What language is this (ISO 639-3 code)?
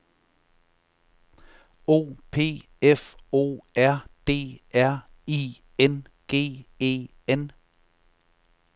dan